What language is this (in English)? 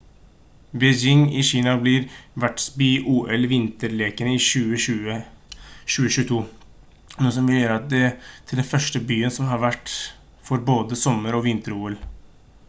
Norwegian Bokmål